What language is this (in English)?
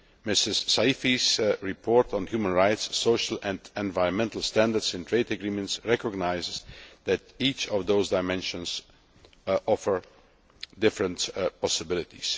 English